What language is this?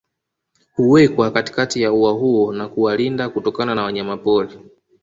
Swahili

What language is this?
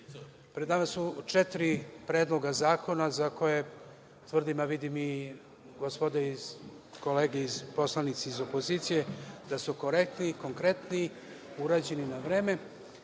Serbian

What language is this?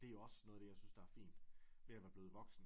Danish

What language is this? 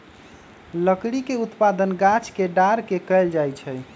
Magahi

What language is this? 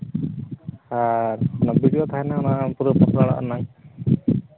Santali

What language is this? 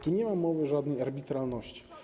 Polish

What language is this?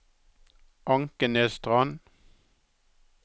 Norwegian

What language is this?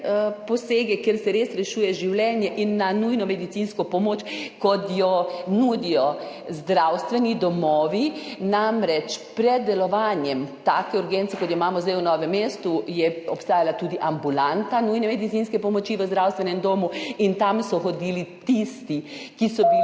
Slovenian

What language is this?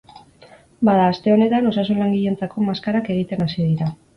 Basque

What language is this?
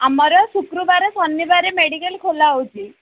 Odia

